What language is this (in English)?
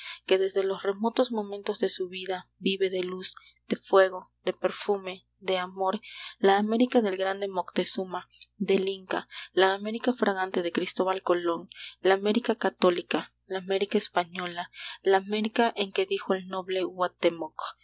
Spanish